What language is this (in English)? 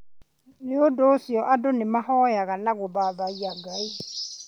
Kikuyu